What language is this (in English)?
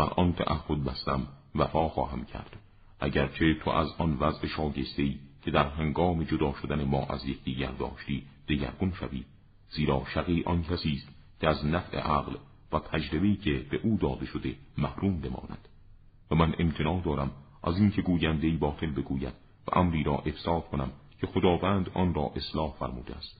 Persian